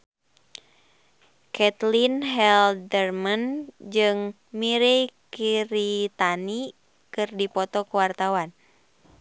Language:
Sundanese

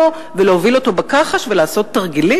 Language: Hebrew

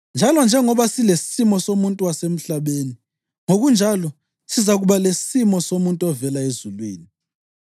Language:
North Ndebele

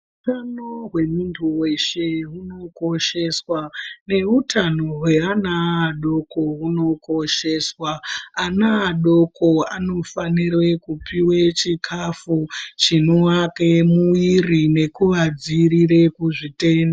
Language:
Ndau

